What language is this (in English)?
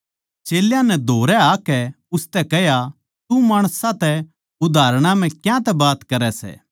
Haryanvi